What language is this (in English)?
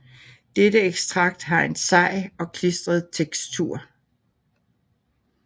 Danish